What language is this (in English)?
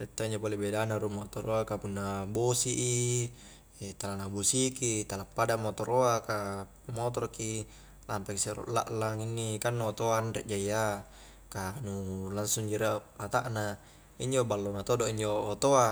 Highland Konjo